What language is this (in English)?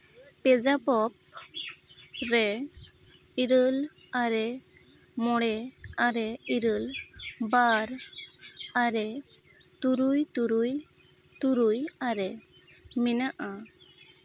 Santali